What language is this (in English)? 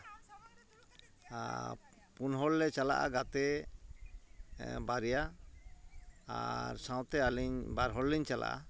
Santali